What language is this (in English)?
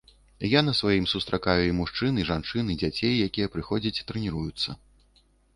Belarusian